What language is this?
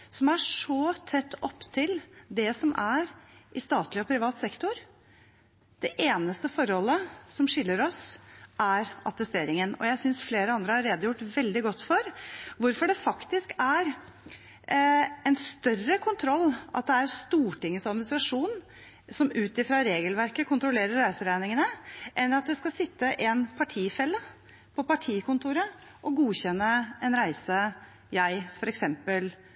Norwegian Bokmål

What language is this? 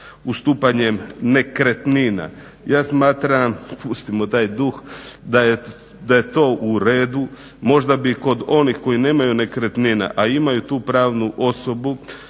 Croatian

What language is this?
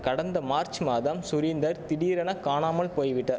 Tamil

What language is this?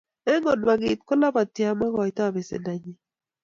Kalenjin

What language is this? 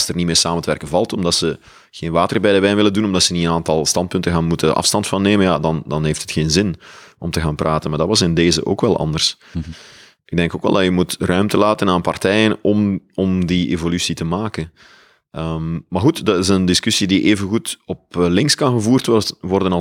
Dutch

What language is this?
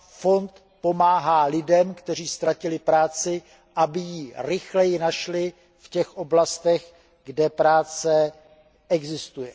Czech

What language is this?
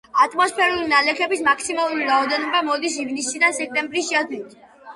Georgian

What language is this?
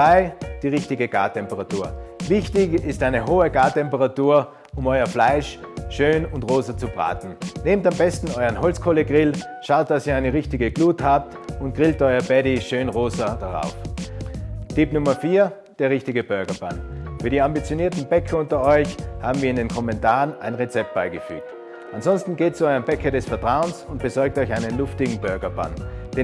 German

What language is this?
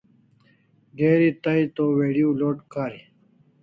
Kalasha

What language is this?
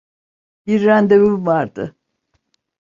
Turkish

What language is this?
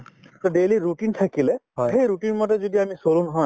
Assamese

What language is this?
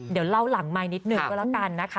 Thai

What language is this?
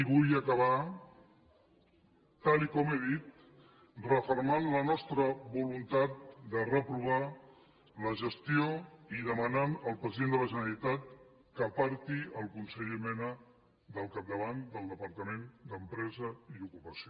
Catalan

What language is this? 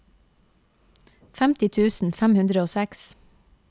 Norwegian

